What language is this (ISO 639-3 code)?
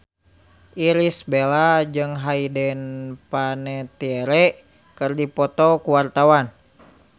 sun